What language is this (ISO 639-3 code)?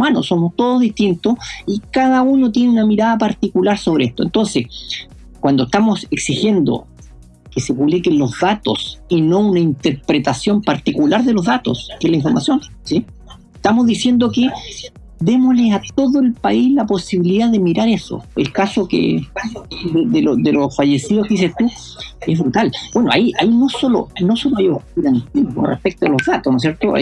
spa